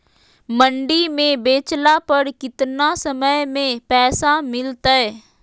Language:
Magahi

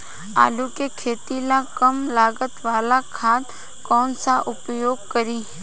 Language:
Bhojpuri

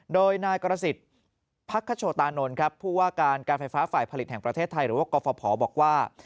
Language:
Thai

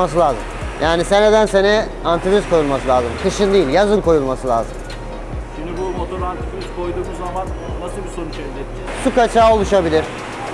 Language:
Turkish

